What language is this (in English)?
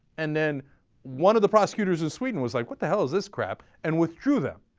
English